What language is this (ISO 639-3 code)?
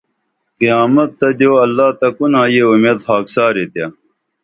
dml